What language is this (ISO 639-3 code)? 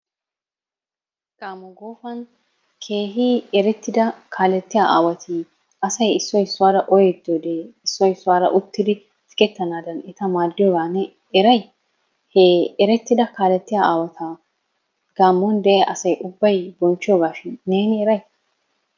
wal